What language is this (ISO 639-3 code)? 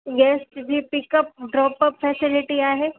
snd